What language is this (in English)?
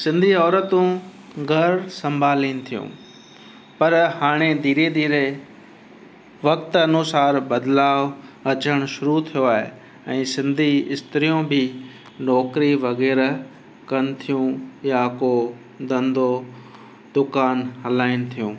Sindhi